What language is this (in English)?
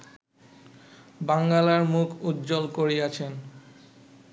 Bangla